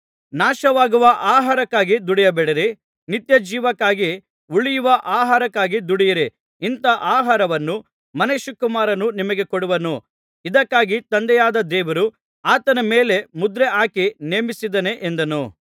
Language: Kannada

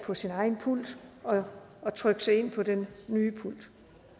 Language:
Danish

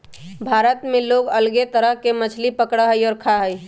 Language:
Magahi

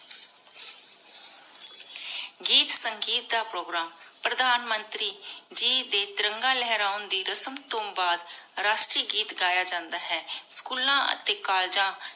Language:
Punjabi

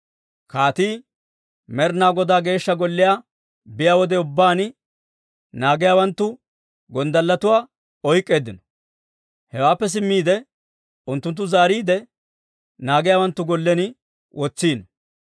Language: Dawro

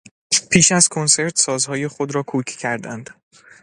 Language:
Persian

